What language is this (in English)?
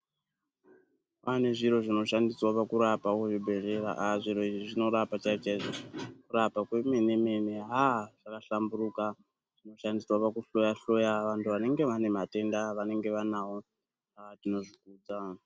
Ndau